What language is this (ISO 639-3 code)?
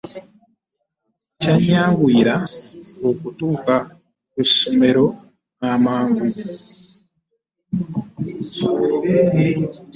lug